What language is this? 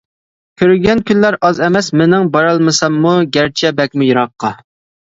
Uyghur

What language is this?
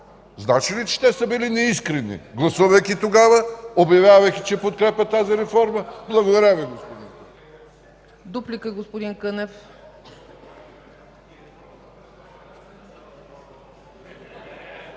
Bulgarian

